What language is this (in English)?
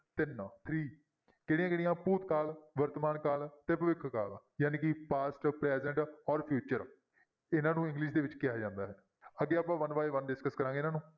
Punjabi